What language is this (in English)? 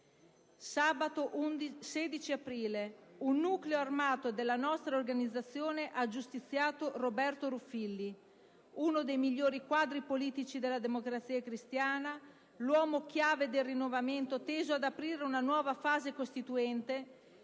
Italian